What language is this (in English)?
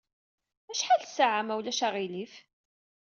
Kabyle